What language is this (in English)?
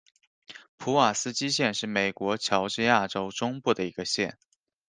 Chinese